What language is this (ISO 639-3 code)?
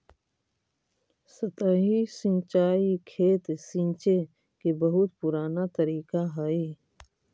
mag